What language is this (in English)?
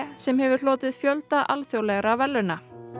Icelandic